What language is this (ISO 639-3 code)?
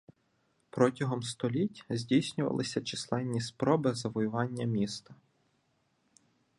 ukr